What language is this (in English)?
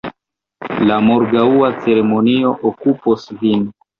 Esperanto